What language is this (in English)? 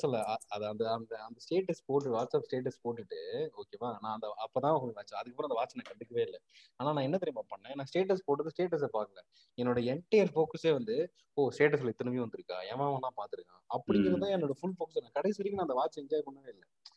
Tamil